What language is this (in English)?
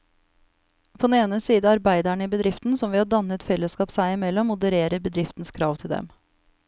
Norwegian